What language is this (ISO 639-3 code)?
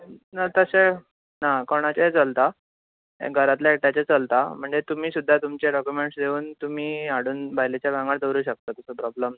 kok